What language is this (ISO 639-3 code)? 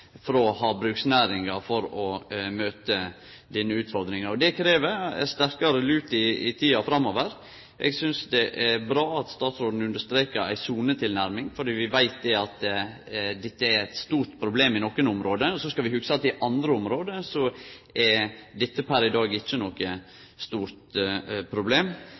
nno